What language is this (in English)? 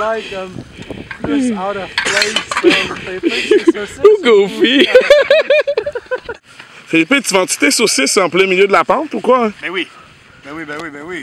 French